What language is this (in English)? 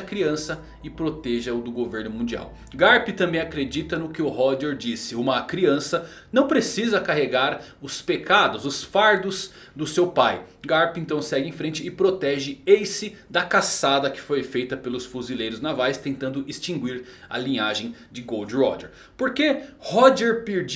Portuguese